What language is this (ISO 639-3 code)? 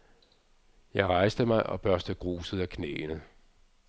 dan